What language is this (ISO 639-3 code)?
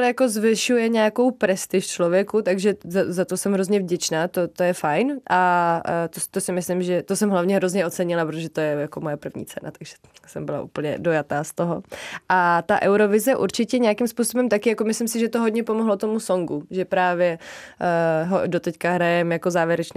ces